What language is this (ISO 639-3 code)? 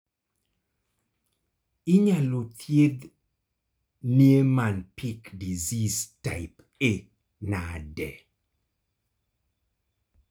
luo